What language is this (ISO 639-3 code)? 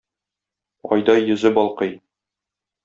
tat